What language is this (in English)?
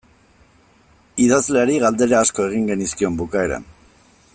Basque